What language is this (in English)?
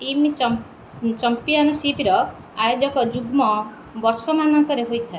Odia